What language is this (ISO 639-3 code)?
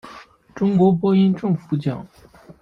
zho